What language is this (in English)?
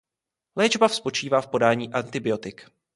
Czech